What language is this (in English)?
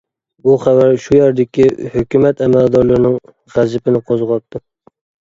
Uyghur